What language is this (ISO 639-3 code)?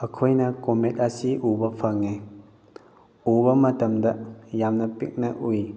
mni